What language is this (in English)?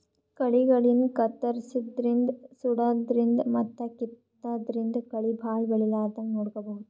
Kannada